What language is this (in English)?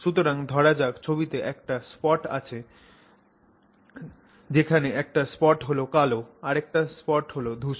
Bangla